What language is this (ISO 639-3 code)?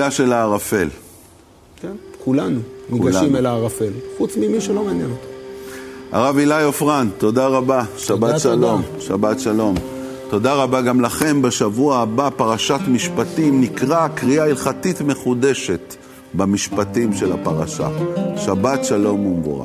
heb